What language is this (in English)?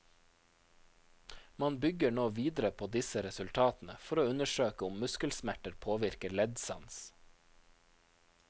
Norwegian